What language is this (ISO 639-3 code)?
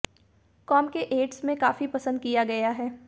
hin